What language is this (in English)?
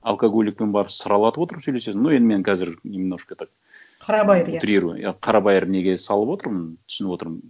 Kazakh